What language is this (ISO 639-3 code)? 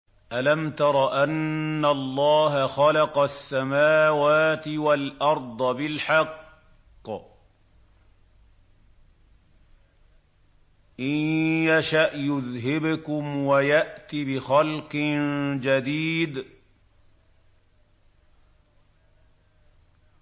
ara